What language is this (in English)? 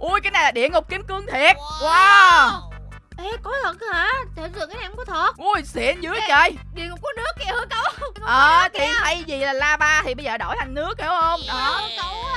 Vietnamese